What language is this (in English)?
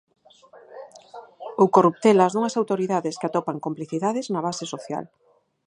Galician